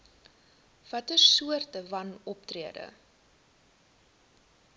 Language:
Afrikaans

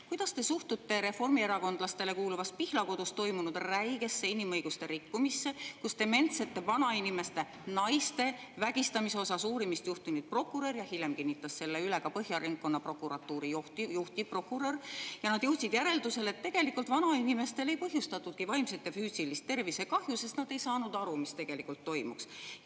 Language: Estonian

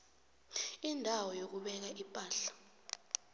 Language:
South Ndebele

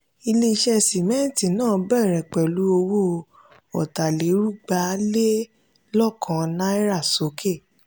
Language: Yoruba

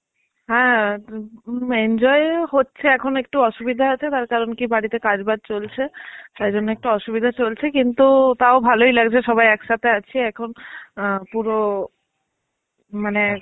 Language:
Bangla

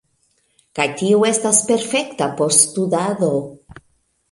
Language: Esperanto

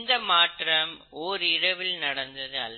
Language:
Tamil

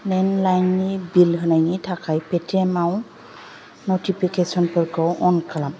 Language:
Bodo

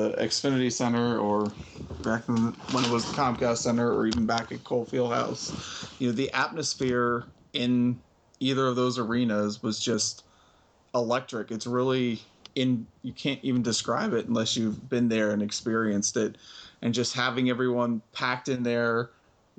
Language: English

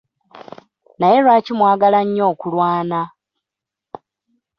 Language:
Ganda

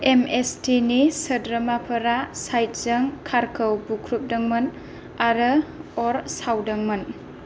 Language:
Bodo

